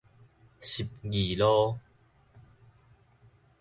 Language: Min Nan Chinese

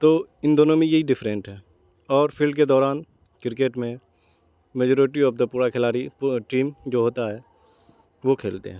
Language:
Urdu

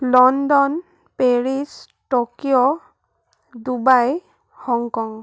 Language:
Assamese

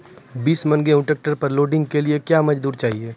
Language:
Maithili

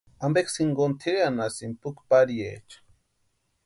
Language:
Western Highland Purepecha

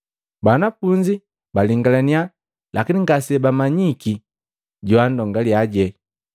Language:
Matengo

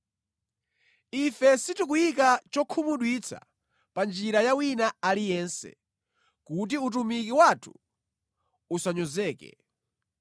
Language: Nyanja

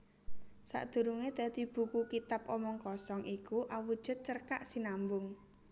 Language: Javanese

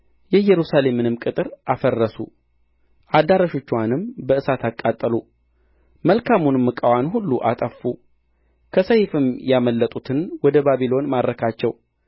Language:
Amharic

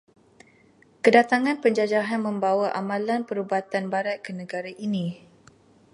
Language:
Malay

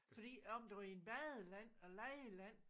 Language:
Danish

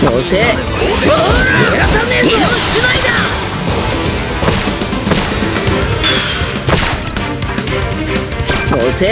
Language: Japanese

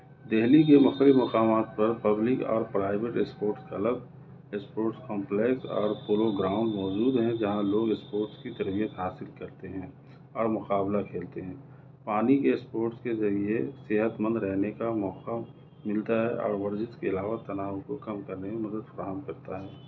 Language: Urdu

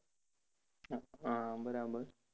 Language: Gujarati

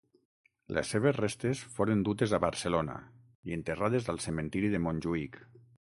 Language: Catalan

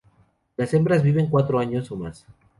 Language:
Spanish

